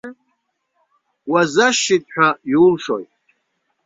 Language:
Abkhazian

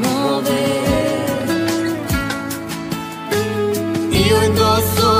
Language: Romanian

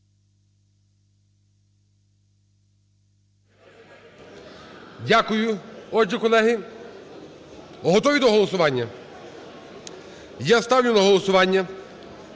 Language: Ukrainian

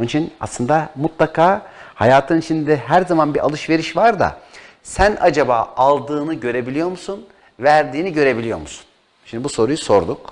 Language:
Turkish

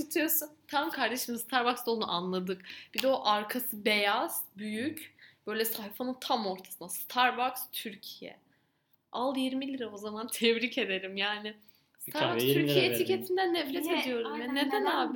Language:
Turkish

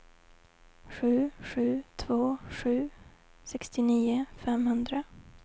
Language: Swedish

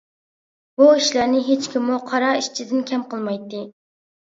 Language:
Uyghur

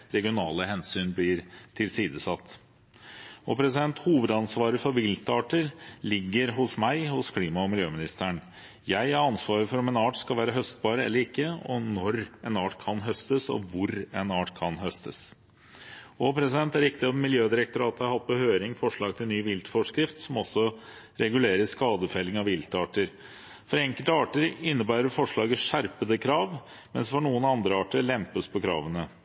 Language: Norwegian Bokmål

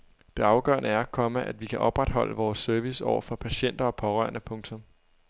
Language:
Danish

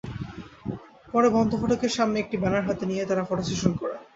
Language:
Bangla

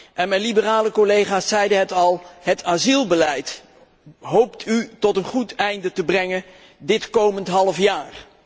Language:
Dutch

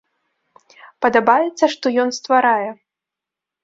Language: Belarusian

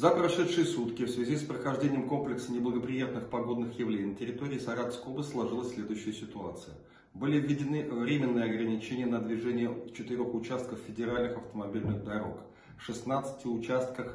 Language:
Russian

